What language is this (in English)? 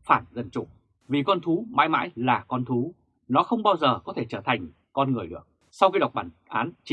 Vietnamese